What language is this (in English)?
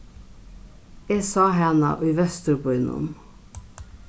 Faroese